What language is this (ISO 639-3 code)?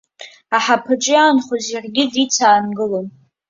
abk